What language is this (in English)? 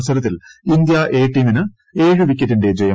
Malayalam